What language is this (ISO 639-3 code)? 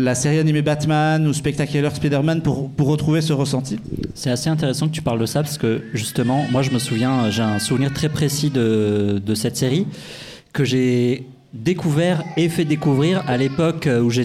fra